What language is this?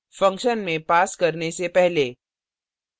Hindi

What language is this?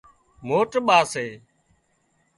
Wadiyara Koli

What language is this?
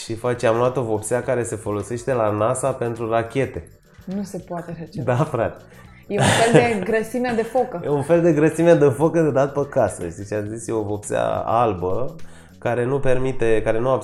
Romanian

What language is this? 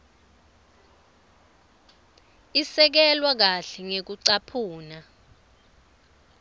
Swati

